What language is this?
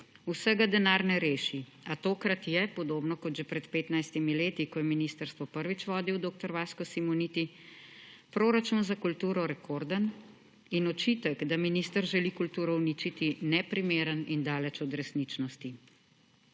Slovenian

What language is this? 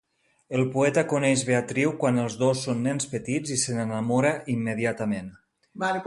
Catalan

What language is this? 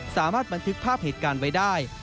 Thai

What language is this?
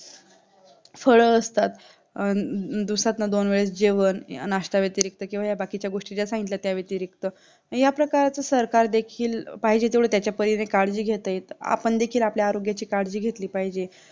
Marathi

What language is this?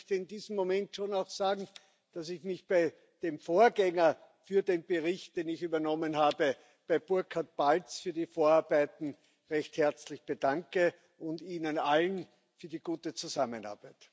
German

